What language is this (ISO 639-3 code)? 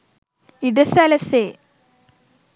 sin